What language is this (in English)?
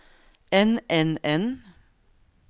Norwegian